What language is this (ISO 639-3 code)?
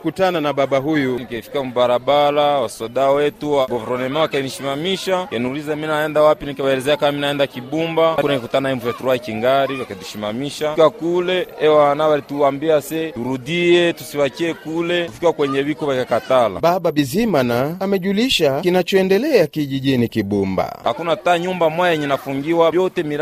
swa